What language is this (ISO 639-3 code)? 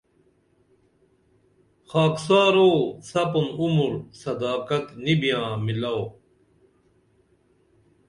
dml